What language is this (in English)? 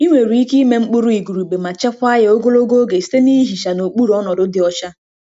Igbo